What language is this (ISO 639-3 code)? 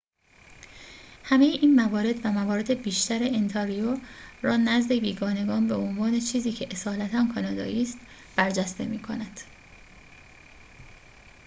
fas